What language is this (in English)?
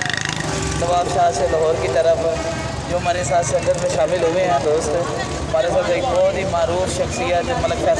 Punjabi